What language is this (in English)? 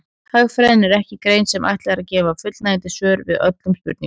Icelandic